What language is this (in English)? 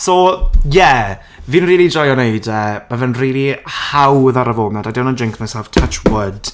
Welsh